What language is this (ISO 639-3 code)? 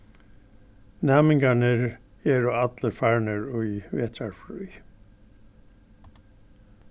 fao